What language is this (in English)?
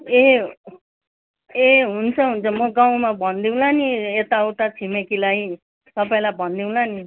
Nepali